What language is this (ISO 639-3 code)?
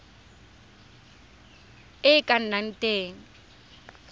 tsn